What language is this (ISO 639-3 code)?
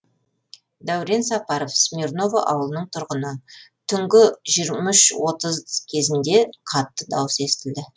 kaz